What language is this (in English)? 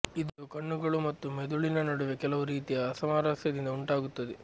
Kannada